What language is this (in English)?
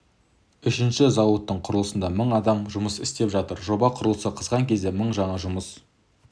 Kazakh